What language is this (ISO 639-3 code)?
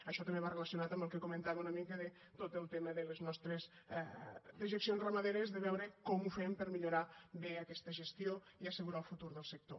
cat